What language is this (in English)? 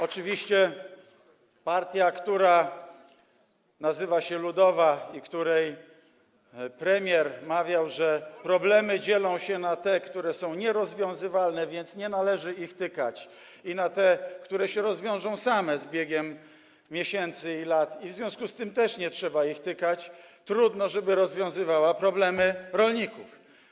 Polish